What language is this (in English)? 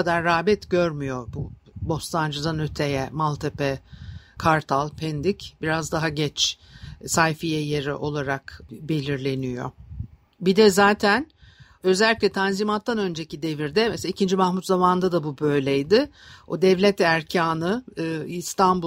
Turkish